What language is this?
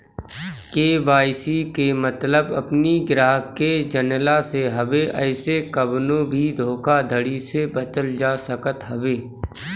Bhojpuri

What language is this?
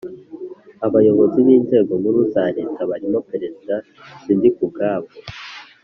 Kinyarwanda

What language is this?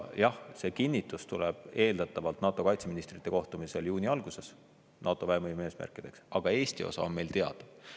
Estonian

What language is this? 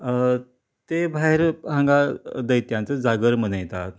Konkani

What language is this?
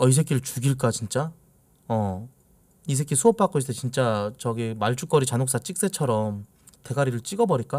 Korean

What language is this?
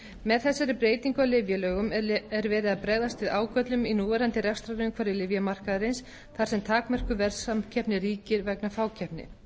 Icelandic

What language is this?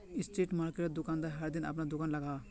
Magahi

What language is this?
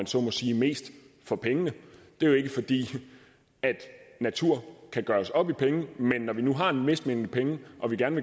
Danish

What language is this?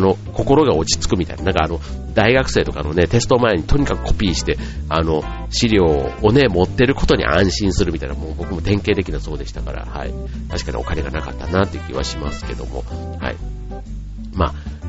Japanese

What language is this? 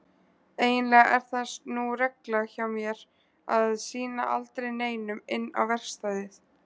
Icelandic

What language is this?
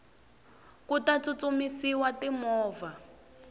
Tsonga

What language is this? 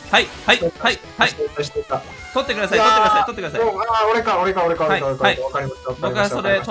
Japanese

